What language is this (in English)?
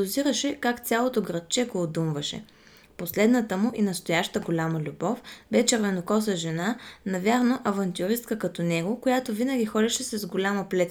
Bulgarian